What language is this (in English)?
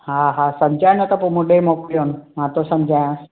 Sindhi